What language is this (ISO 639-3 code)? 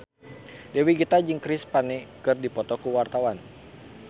sun